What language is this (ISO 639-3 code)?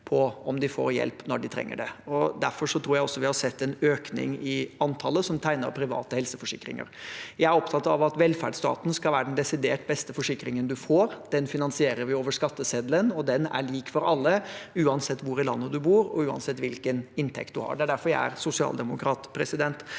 nor